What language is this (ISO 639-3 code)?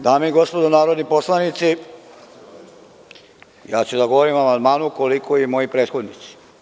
srp